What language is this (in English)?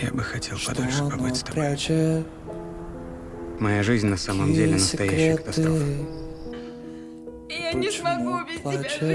Russian